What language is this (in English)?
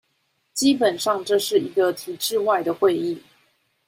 Chinese